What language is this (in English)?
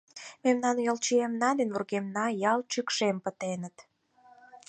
Mari